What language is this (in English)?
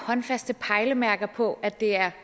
Danish